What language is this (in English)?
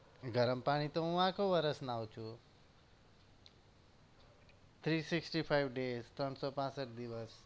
Gujarati